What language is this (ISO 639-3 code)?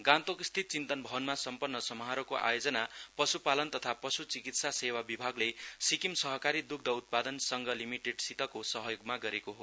nep